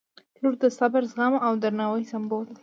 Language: Pashto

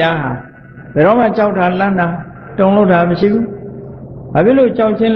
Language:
Thai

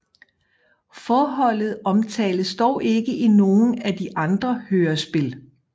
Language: Danish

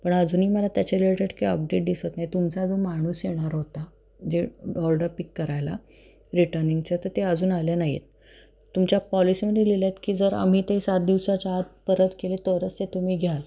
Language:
Marathi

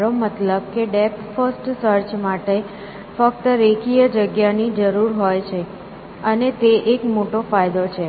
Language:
Gujarati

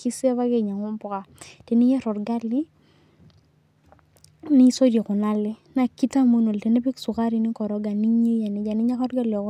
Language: Masai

